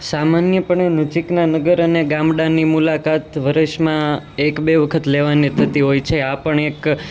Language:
Gujarati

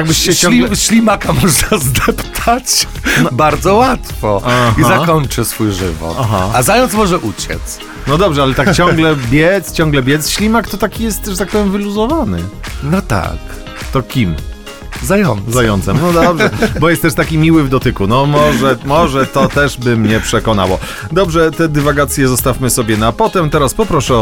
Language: Polish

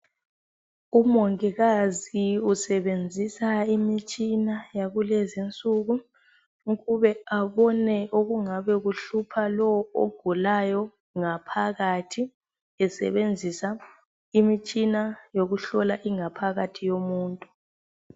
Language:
North Ndebele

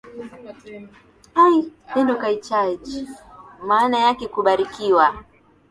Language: Swahili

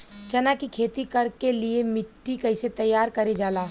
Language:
Bhojpuri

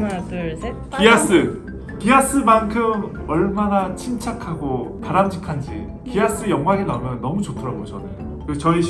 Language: Korean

